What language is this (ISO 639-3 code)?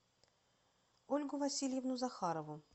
rus